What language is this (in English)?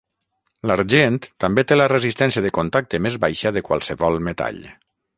Catalan